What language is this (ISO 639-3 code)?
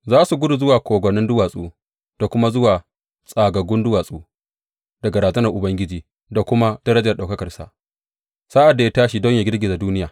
hau